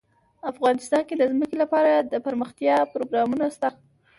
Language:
Pashto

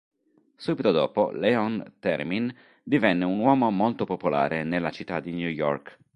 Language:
Italian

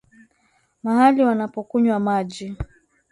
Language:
Swahili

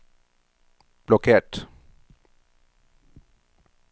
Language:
Norwegian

